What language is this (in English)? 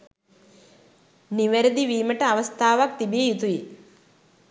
Sinhala